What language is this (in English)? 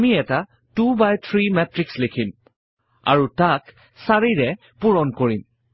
Assamese